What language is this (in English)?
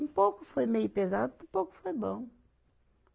Portuguese